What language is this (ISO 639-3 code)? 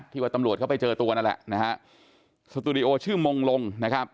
tha